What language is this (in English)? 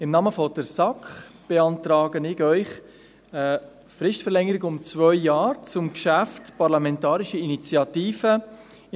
Swiss German